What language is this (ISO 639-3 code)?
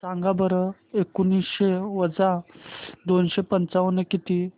mar